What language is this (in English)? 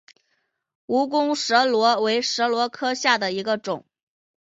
Chinese